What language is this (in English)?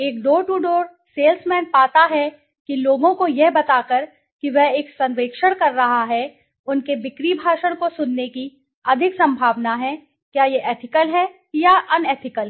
Hindi